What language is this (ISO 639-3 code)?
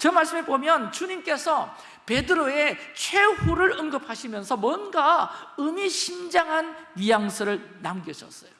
kor